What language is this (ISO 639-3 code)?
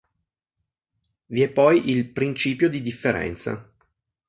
ita